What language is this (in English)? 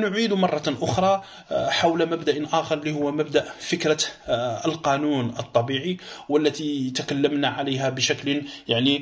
Arabic